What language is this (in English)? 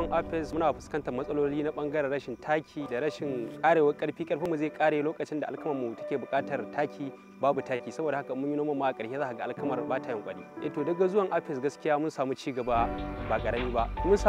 Romanian